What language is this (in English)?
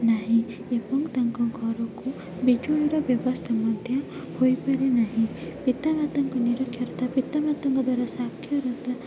Odia